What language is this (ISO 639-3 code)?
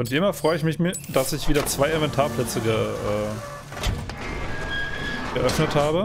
deu